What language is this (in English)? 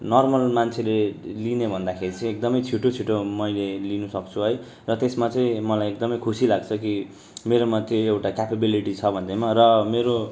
Nepali